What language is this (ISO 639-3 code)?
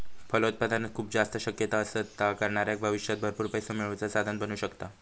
mar